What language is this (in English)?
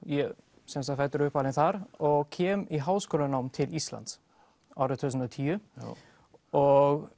Icelandic